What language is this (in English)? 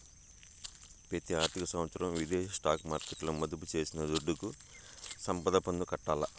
Telugu